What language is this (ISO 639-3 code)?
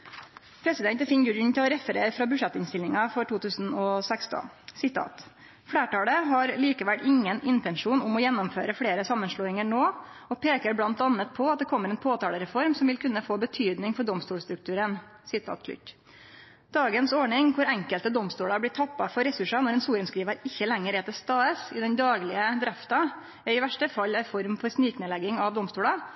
nno